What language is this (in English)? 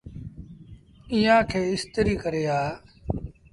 Sindhi Bhil